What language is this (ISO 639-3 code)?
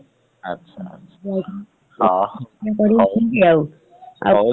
ori